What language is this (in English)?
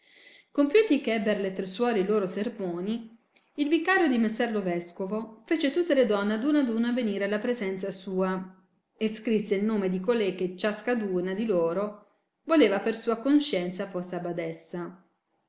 Italian